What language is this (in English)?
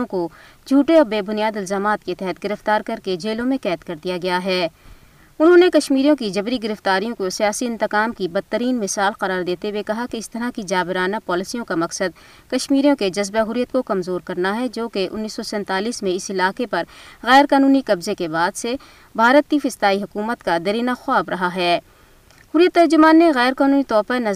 Urdu